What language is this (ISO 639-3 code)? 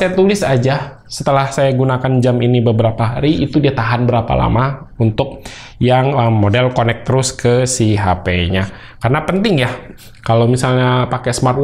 ind